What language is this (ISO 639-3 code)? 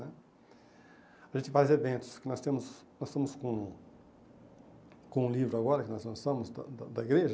por